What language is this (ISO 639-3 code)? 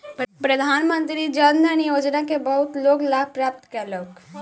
mai